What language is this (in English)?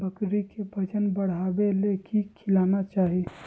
Magahi